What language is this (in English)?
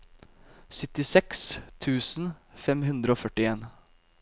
Norwegian